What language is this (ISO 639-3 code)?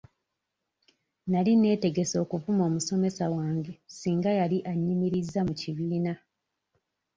lug